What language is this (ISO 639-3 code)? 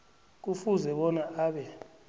nbl